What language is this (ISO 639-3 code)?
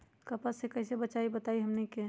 mag